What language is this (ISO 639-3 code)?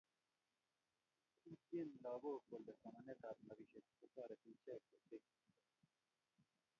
kln